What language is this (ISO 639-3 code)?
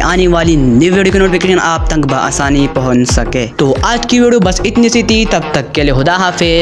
urd